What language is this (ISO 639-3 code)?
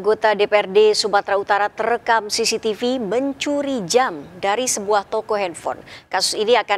ind